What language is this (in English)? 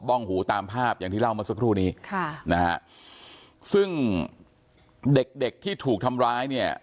Thai